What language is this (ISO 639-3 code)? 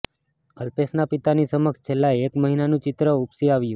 guj